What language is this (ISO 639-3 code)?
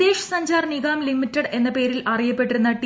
mal